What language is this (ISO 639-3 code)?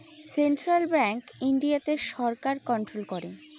ben